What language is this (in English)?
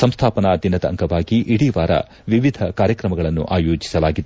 Kannada